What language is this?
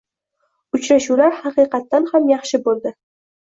Uzbek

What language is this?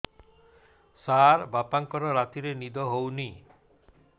Odia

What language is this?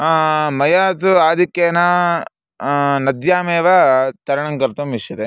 Sanskrit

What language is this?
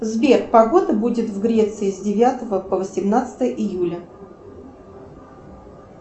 Russian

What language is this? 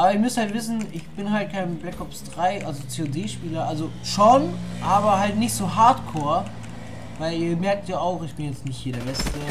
German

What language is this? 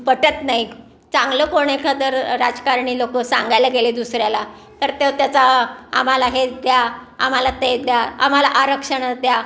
Marathi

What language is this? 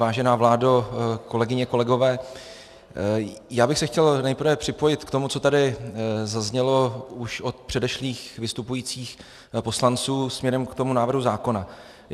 Czech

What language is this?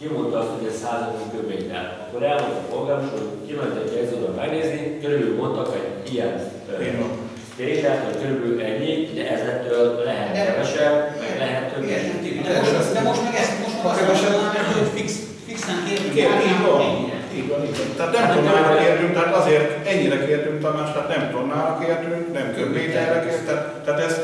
Hungarian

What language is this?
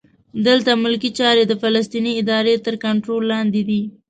Pashto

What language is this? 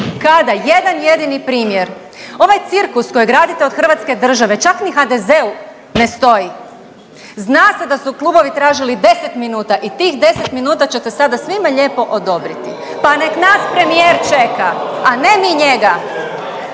Croatian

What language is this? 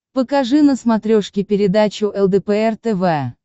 Russian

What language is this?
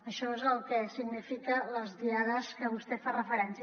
Catalan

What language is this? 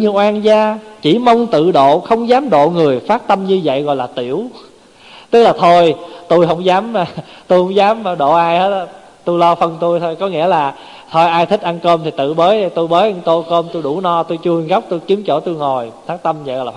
Vietnamese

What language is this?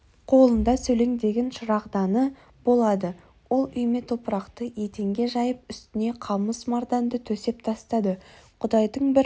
Kazakh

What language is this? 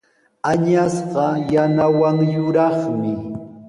Sihuas Ancash Quechua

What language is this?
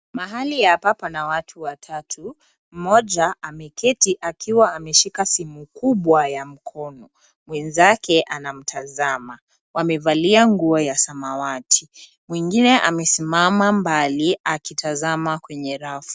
Swahili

